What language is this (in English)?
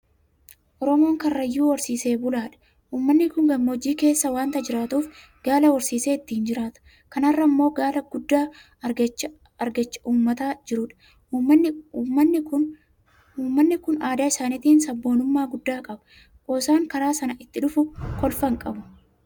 Oromo